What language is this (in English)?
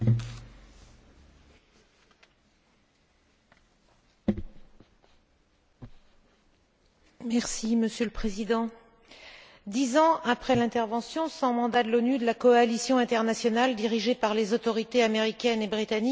French